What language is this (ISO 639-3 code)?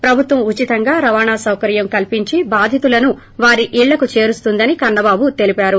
tel